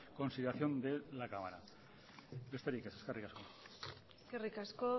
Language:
Basque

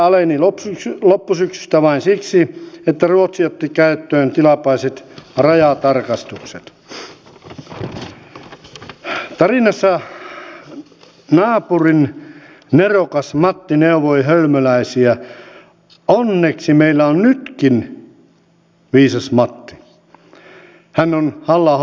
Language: Finnish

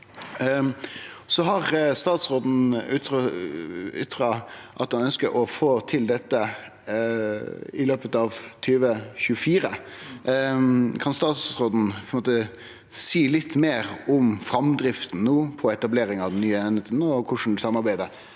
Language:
Norwegian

